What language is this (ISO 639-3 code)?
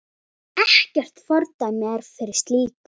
isl